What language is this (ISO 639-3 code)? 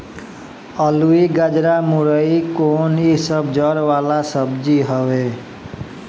bho